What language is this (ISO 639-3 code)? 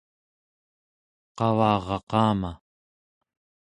esu